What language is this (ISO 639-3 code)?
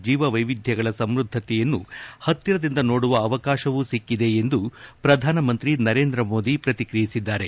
kan